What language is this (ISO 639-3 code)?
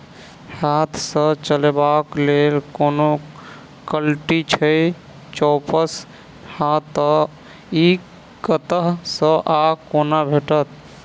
mai